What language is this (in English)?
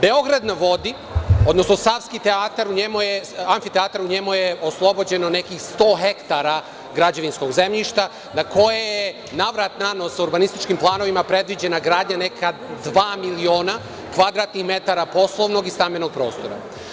Serbian